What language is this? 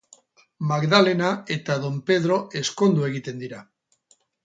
Basque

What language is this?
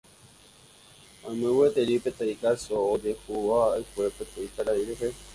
Guarani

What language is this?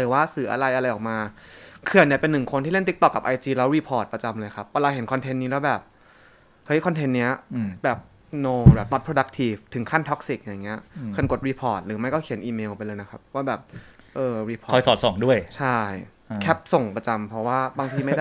Thai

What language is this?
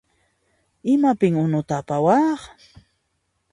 Puno Quechua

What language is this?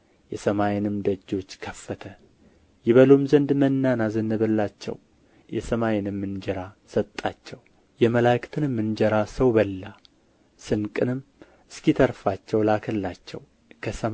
Amharic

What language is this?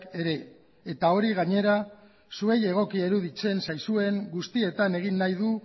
Basque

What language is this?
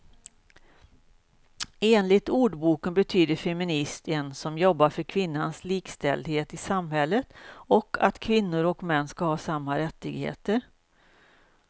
Swedish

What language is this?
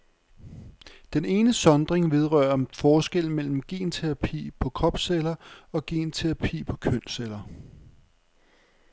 Danish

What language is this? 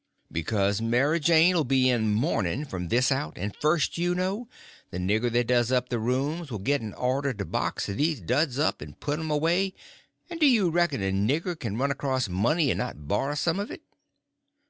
English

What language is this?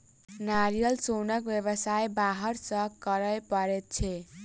Maithili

